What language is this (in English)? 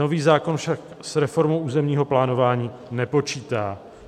Czech